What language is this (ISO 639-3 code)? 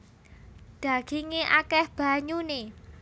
jav